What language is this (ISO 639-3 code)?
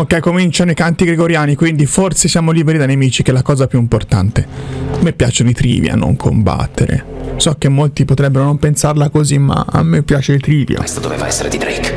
ita